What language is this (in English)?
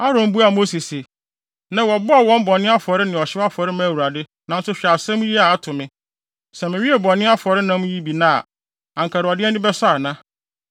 Akan